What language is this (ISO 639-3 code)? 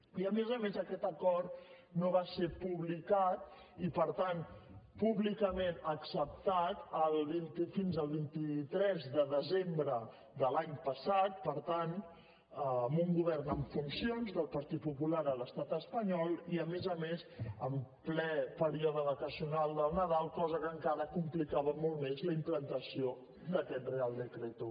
cat